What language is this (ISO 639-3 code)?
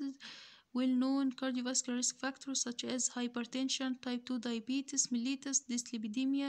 ara